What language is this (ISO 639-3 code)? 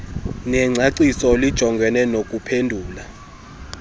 xho